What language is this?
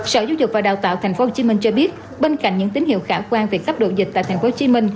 Vietnamese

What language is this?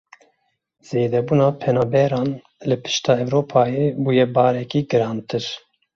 Kurdish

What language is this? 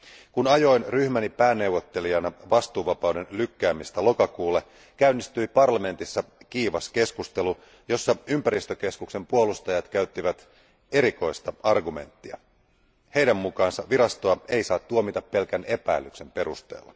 Finnish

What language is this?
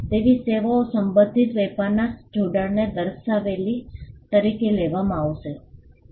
Gujarati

